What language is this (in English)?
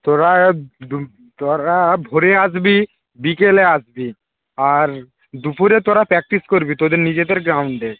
Bangla